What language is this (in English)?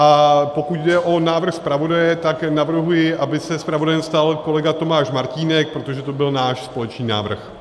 Czech